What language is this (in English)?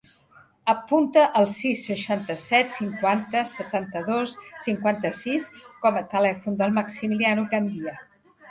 Catalan